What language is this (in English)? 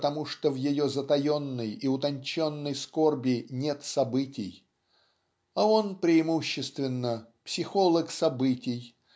Russian